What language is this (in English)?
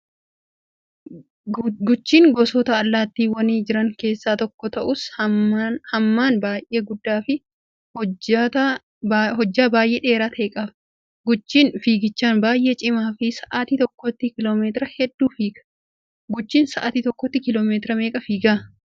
Oromo